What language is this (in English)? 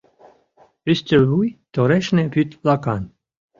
Mari